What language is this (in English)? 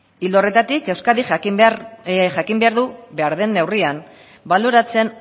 Basque